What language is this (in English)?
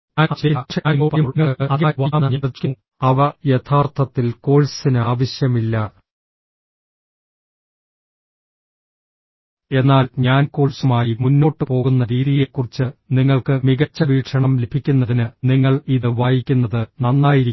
Malayalam